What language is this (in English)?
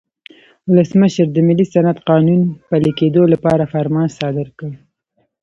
Pashto